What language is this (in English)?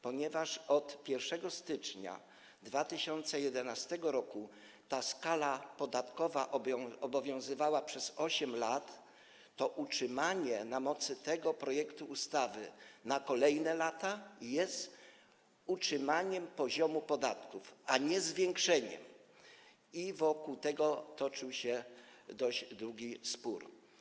Polish